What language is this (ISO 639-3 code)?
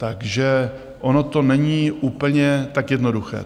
ces